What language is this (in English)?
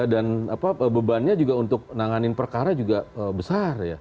Indonesian